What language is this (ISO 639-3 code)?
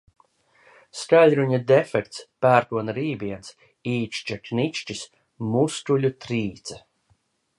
lav